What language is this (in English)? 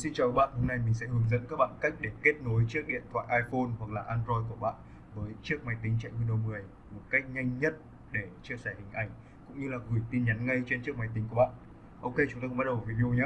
Vietnamese